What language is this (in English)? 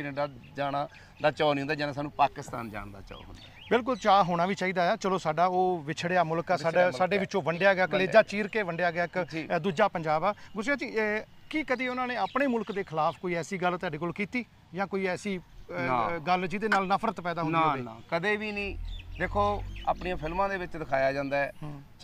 Punjabi